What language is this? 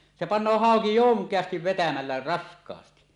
Finnish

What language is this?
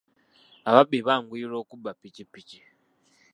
Ganda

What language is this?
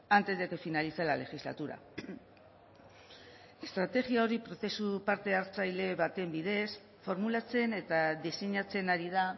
Basque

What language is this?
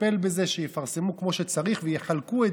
Hebrew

